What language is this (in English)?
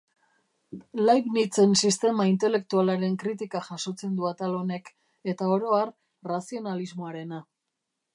Basque